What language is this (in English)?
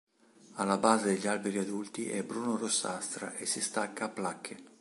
Italian